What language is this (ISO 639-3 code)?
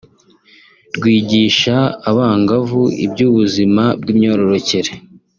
kin